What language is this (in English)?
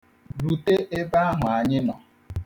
Igbo